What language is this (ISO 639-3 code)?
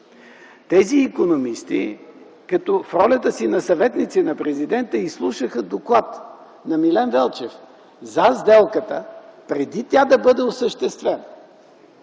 bul